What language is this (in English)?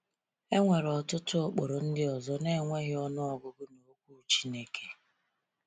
Igbo